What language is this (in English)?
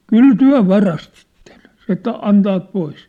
Finnish